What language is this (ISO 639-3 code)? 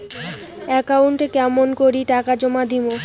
ben